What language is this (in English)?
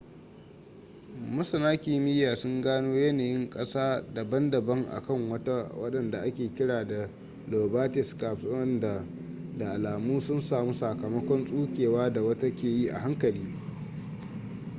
Hausa